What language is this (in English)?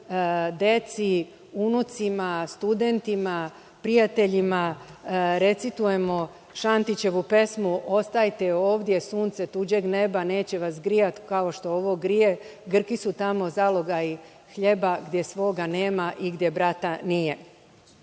Serbian